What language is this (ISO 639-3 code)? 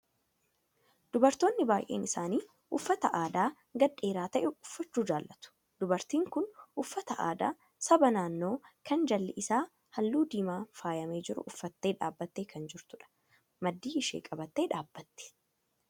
orm